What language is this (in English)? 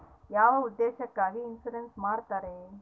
Kannada